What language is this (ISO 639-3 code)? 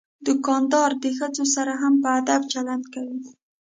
pus